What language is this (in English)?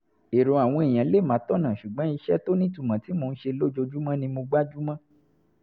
Yoruba